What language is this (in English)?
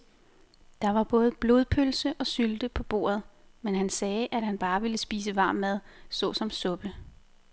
Danish